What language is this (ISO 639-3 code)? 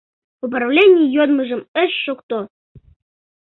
chm